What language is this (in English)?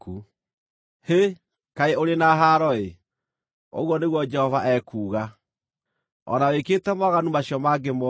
Kikuyu